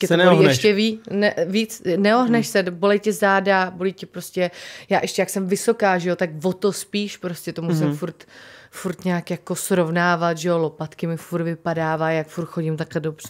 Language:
Czech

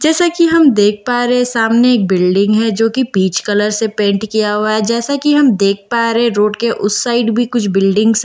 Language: Hindi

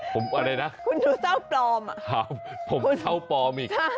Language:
Thai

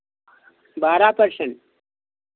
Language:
Hindi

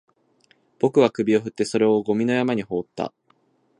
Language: Japanese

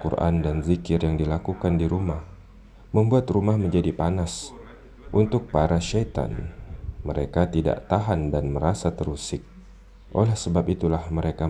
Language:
Indonesian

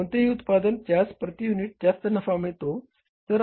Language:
Marathi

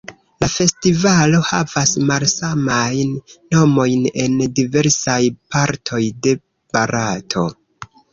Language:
Esperanto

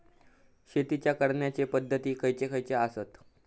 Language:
Marathi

